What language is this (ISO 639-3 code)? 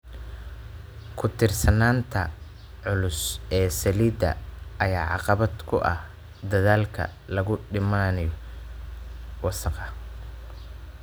som